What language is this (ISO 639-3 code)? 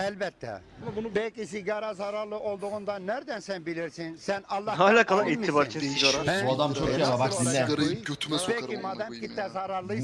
tur